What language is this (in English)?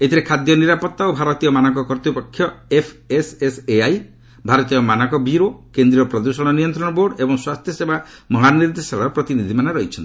Odia